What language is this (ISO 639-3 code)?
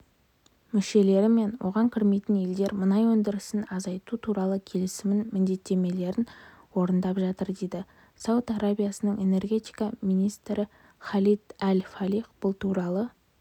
kaz